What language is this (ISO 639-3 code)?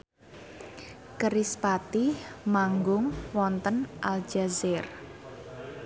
jav